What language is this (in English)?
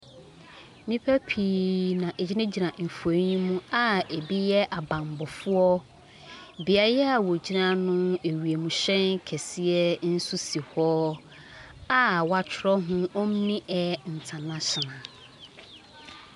Akan